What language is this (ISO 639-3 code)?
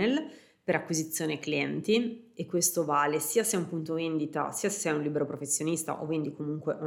ita